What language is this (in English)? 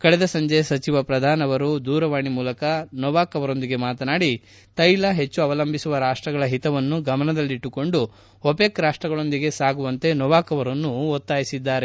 Kannada